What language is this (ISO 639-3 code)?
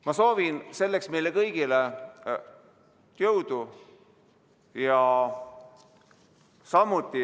est